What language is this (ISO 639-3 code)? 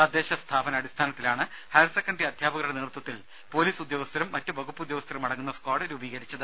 mal